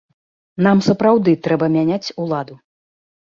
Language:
Belarusian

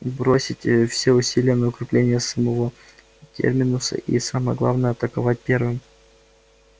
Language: Russian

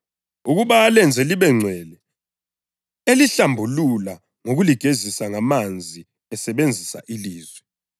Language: North Ndebele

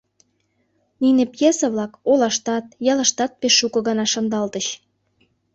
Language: Mari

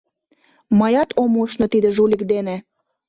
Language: Mari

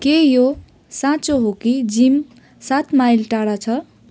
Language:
Nepali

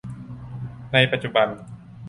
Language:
Thai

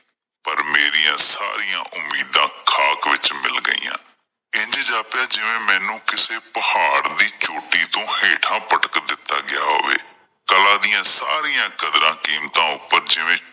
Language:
Punjabi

